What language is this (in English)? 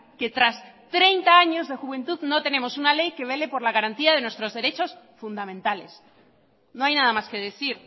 Spanish